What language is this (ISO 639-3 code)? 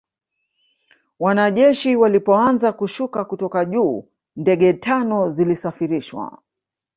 swa